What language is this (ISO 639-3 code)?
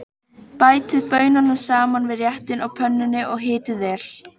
isl